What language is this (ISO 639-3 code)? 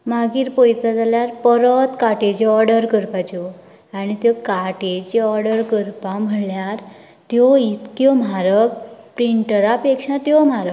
kok